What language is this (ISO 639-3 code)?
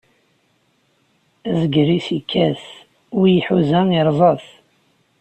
kab